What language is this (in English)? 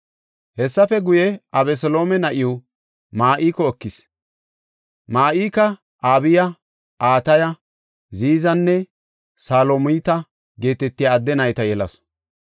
Gofa